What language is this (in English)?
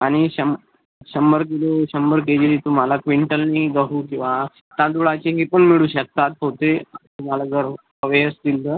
Marathi